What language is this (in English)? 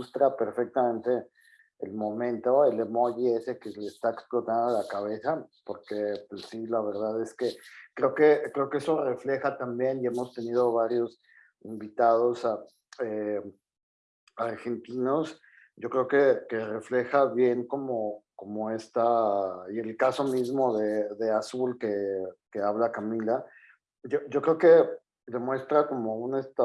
Spanish